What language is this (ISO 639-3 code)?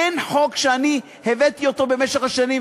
heb